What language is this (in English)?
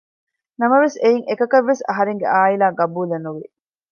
Divehi